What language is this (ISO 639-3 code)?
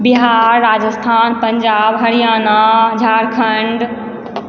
mai